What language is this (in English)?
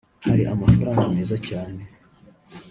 Kinyarwanda